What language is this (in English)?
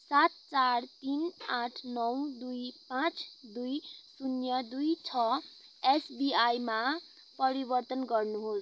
Nepali